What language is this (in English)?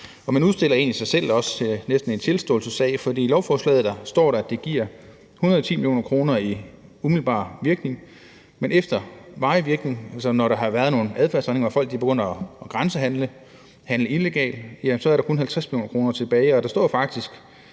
Danish